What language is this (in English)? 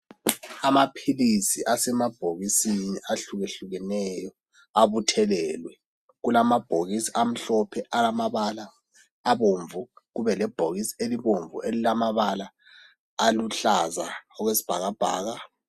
North Ndebele